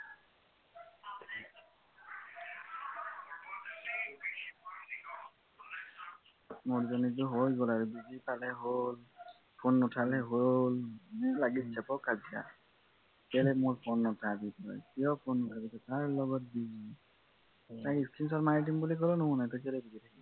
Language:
Assamese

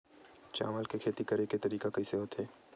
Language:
Chhattisgarhi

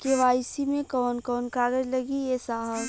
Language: Bhojpuri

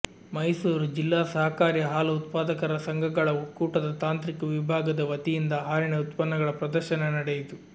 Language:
Kannada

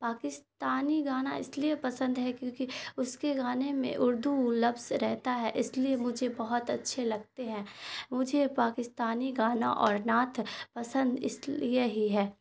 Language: Urdu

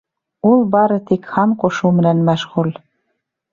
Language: Bashkir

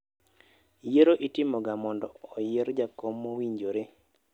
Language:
Luo (Kenya and Tanzania)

